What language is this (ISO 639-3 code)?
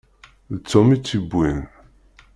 kab